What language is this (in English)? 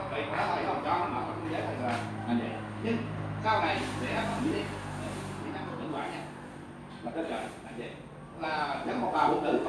Vietnamese